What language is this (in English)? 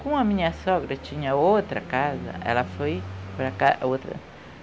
Portuguese